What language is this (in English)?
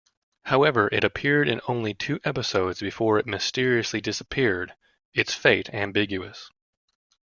English